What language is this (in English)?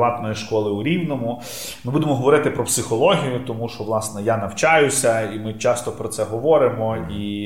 Ukrainian